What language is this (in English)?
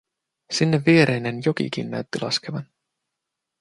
Finnish